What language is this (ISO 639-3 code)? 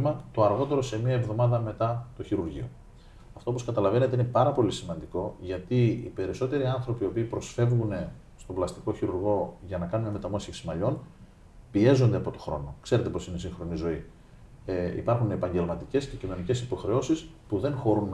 ell